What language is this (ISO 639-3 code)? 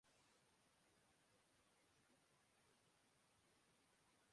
urd